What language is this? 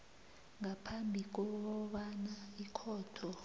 South Ndebele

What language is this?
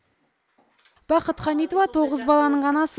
Kazakh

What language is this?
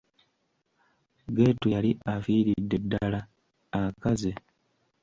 Ganda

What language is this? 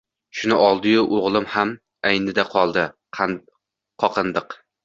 Uzbek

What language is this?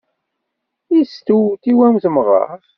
Kabyle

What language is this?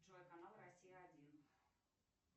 Russian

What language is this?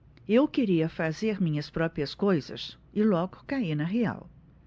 Portuguese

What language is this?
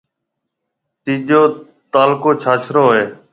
Marwari (Pakistan)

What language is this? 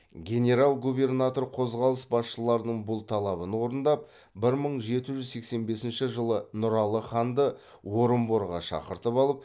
Kazakh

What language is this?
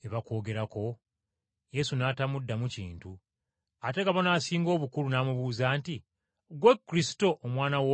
Ganda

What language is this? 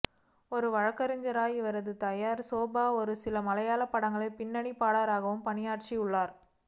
Tamil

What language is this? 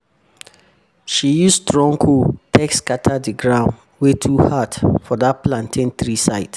Nigerian Pidgin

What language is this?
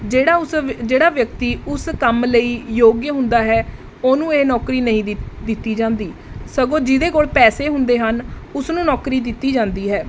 Punjabi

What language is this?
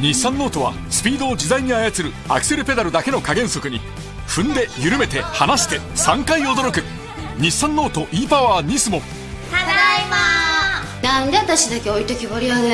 Japanese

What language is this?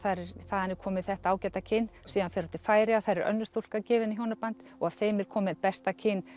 Icelandic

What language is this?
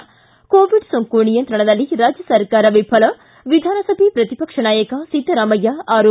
Kannada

